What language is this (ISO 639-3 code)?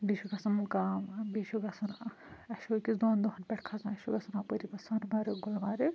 kas